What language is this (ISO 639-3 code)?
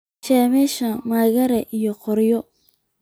som